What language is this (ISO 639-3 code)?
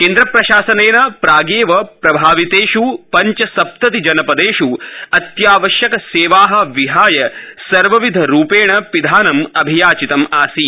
san